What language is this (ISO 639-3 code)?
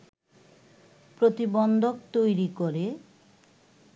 ben